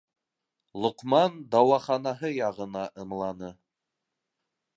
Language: Bashkir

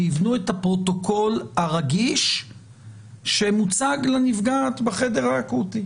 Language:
Hebrew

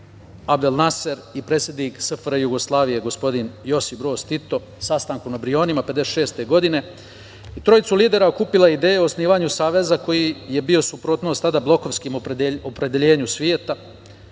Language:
Serbian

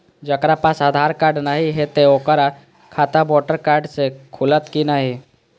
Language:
Maithili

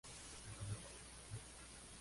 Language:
Spanish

